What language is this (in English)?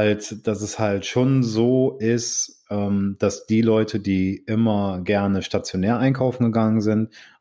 German